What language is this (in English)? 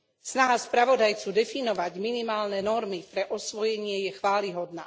Slovak